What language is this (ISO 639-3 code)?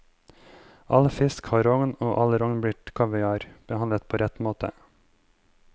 nor